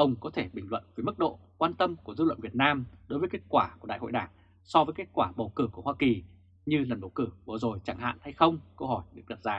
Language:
Vietnamese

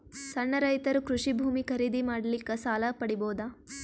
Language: Kannada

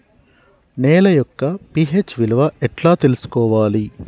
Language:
Telugu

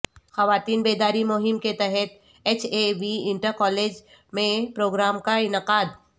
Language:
Urdu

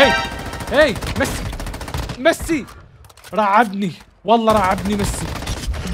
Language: Arabic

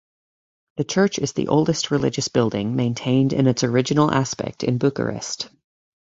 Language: English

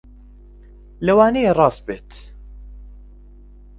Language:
Central Kurdish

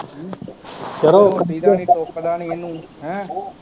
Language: Punjabi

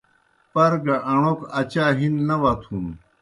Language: Kohistani Shina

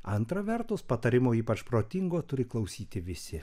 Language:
Lithuanian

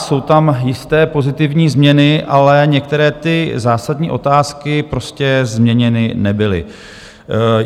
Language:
Czech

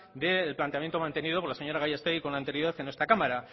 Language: Spanish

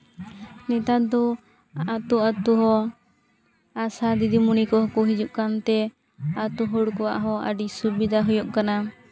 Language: Santali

